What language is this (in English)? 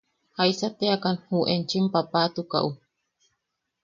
Yaqui